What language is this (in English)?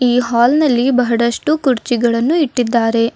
Kannada